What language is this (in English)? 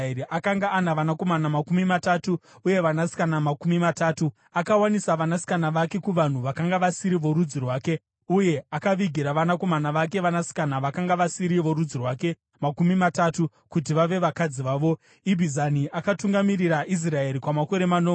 Shona